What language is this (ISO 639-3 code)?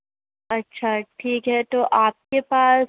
urd